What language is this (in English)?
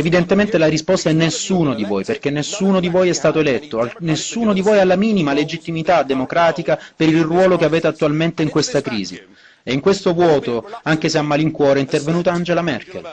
Italian